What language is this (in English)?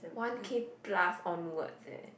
English